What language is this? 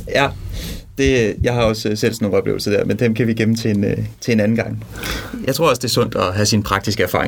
Danish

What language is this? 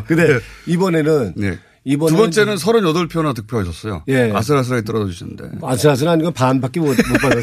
Korean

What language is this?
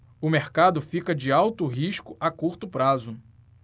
Portuguese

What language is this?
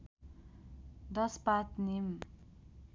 Nepali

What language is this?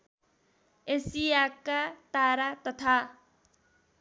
Nepali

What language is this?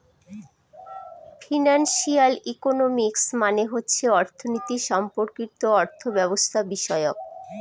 Bangla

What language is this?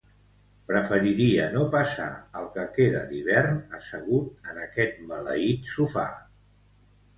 Catalan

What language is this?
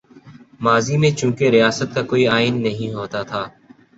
Urdu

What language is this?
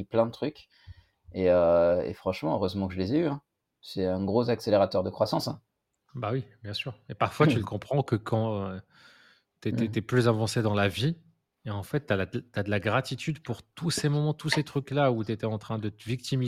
French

